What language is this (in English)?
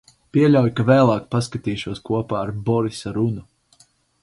Latvian